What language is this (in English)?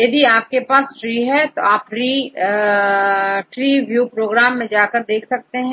Hindi